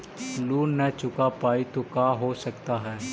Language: Magahi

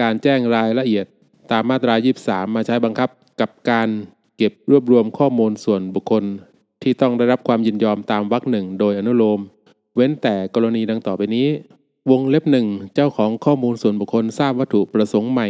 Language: Thai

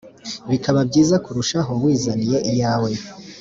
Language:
Kinyarwanda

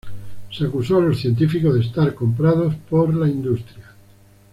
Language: Spanish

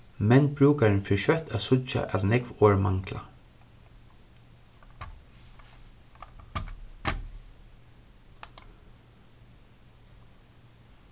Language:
Faroese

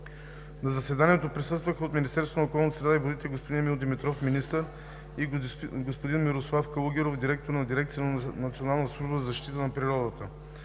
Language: Bulgarian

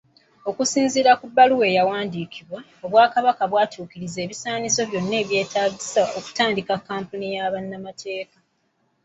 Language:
Ganda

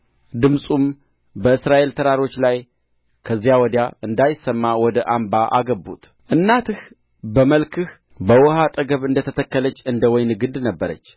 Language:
Amharic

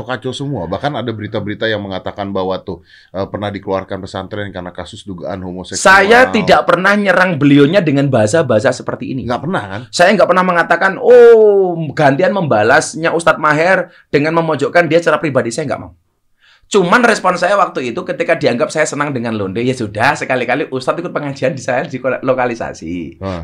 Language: Indonesian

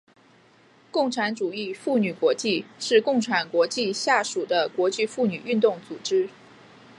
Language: Chinese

